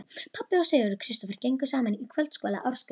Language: Icelandic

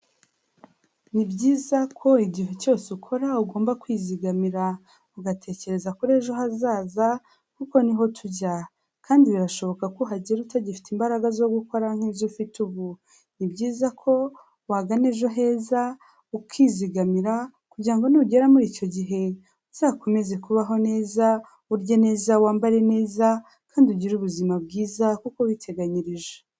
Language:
Kinyarwanda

